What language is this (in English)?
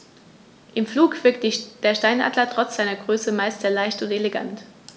German